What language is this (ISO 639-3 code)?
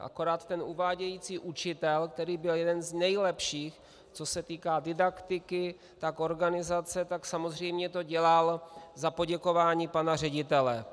ces